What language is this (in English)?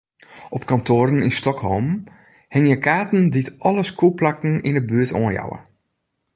Western Frisian